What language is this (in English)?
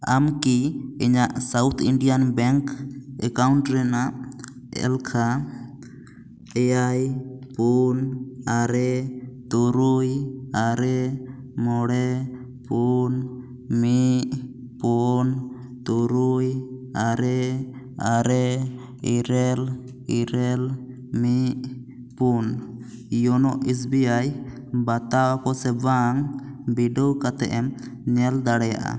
Santali